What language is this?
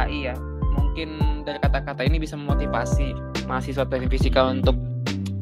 Indonesian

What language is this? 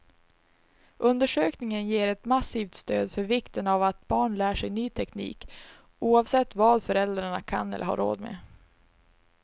Swedish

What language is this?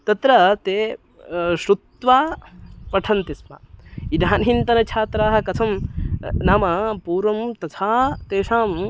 Sanskrit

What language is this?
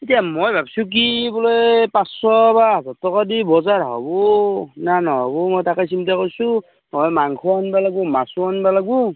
Assamese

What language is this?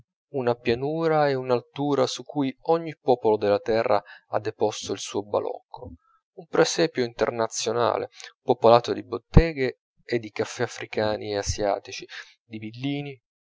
Italian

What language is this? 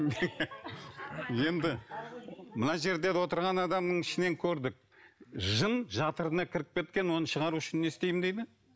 Kazakh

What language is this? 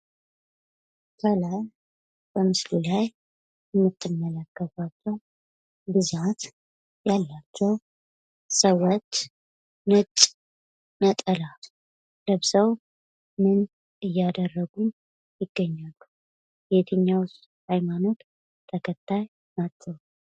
Amharic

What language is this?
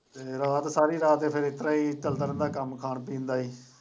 Punjabi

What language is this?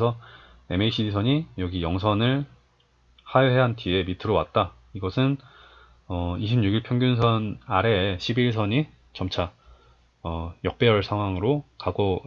Korean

